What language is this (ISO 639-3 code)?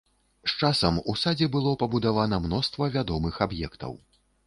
bel